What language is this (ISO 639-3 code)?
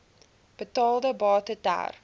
afr